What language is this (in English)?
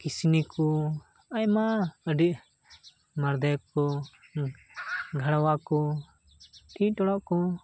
Santali